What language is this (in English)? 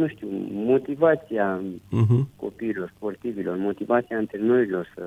Romanian